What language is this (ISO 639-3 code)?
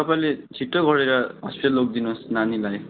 nep